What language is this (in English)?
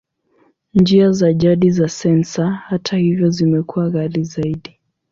Swahili